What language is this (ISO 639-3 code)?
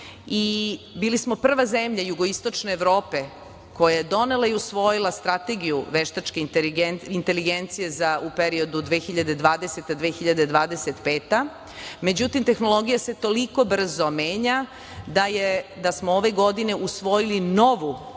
srp